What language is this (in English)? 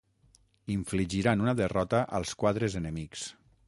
Catalan